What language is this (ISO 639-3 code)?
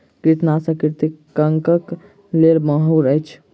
mai